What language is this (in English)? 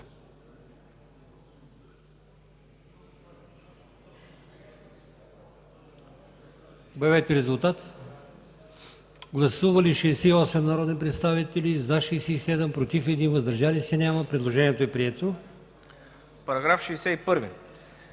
Bulgarian